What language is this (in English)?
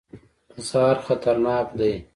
Pashto